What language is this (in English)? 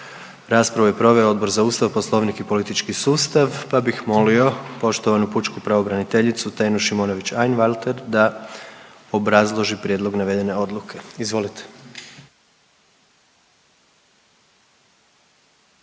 Croatian